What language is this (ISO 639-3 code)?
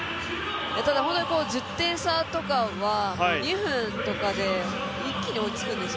jpn